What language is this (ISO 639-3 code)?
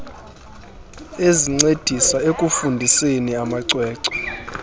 xho